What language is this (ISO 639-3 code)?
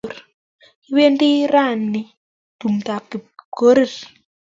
kln